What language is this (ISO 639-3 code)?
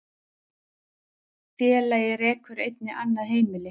isl